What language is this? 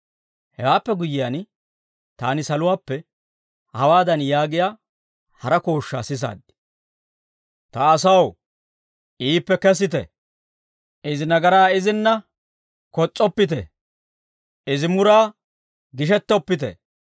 Dawro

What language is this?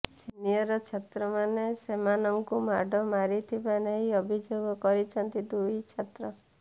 Odia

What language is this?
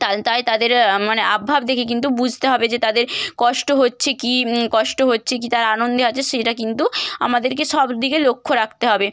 Bangla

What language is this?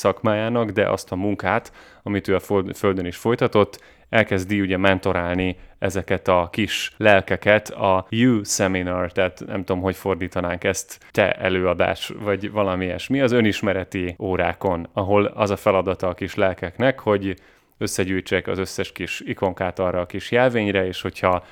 Hungarian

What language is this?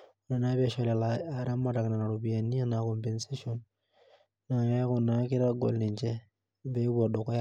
Masai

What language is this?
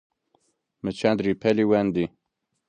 Zaza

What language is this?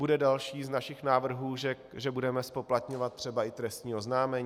Czech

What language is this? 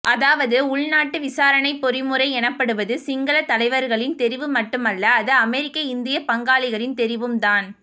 Tamil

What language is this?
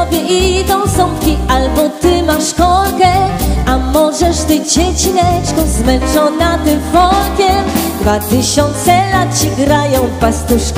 Polish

